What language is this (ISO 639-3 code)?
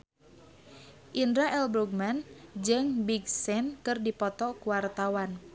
sun